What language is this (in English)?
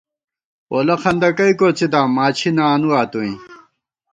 Gawar-Bati